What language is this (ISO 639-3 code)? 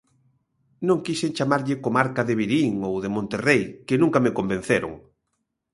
glg